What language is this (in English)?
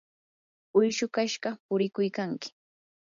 Yanahuanca Pasco Quechua